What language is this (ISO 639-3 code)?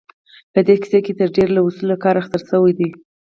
pus